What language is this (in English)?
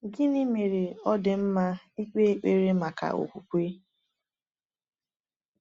Igbo